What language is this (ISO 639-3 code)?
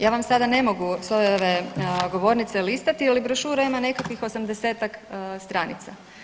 hrv